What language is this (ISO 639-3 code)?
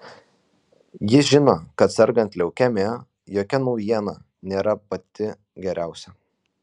lit